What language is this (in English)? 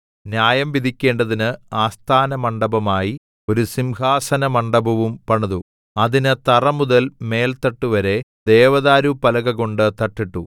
Malayalam